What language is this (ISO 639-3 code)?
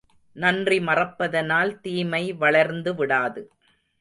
tam